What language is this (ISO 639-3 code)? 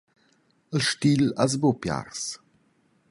roh